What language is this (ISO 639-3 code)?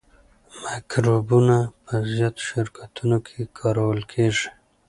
pus